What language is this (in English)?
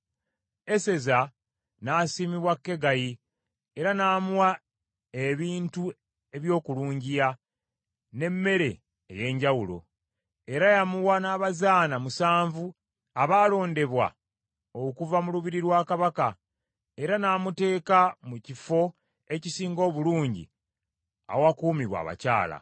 Ganda